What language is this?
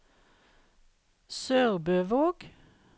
Norwegian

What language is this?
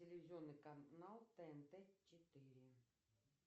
Russian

